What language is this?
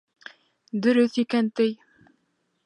Bashkir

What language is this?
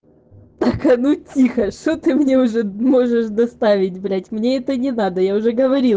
Russian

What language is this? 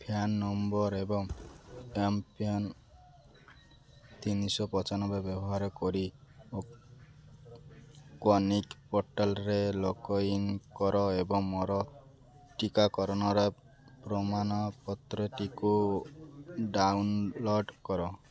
Odia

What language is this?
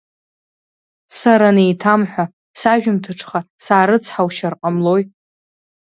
Abkhazian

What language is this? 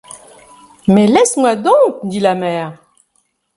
French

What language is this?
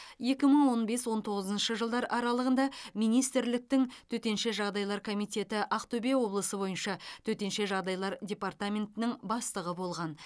Kazakh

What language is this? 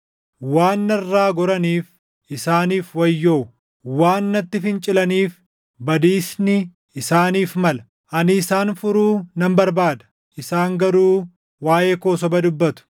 Oromo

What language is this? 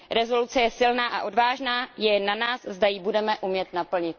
Czech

